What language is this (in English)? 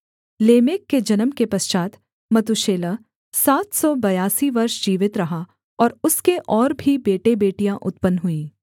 Hindi